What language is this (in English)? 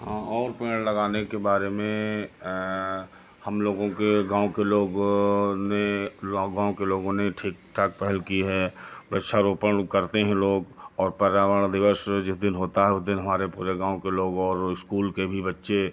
Hindi